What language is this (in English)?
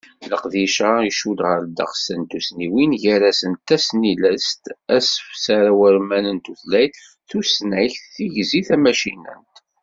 Kabyle